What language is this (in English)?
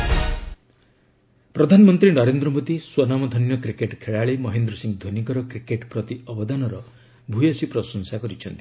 Odia